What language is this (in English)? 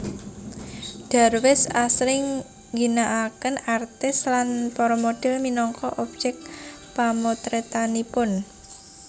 Javanese